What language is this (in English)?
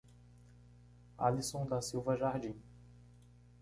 Portuguese